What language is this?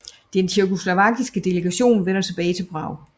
Danish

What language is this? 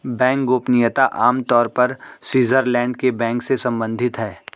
Hindi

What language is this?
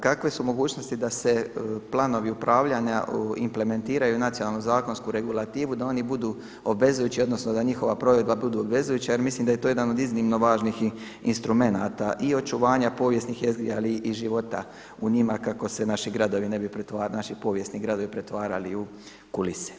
Croatian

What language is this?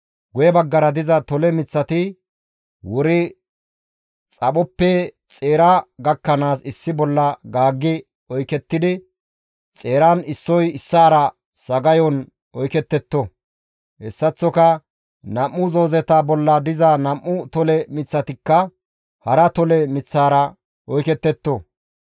Gamo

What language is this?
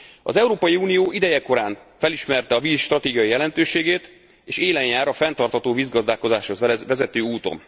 Hungarian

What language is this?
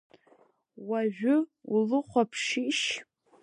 Abkhazian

